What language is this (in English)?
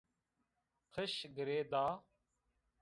Zaza